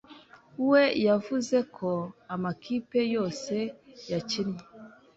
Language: Kinyarwanda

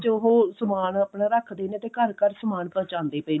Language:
Punjabi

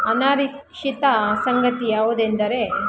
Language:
Kannada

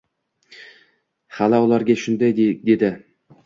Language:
Uzbek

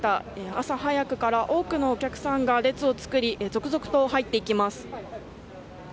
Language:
Japanese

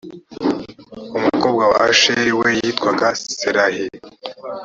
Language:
Kinyarwanda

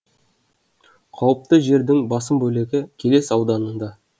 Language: Kazakh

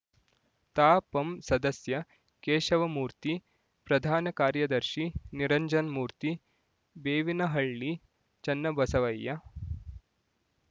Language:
Kannada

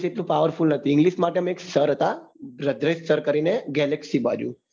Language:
Gujarati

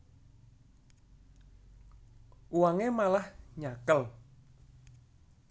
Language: Javanese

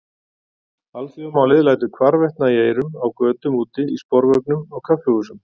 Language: Icelandic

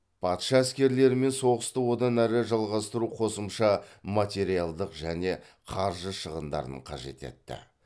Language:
Kazakh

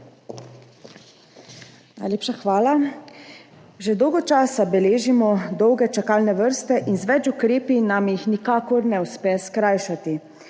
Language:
Slovenian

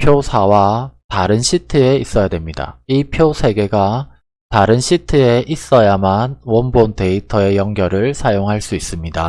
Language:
Korean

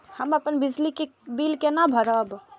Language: Maithili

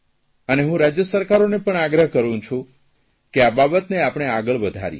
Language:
Gujarati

